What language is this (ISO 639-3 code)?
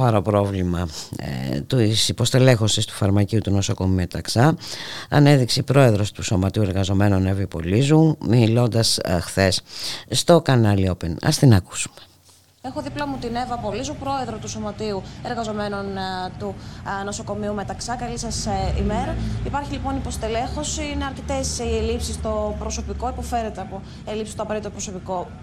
ell